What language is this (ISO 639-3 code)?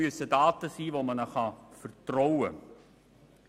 gsw